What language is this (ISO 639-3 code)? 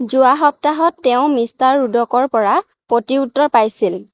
asm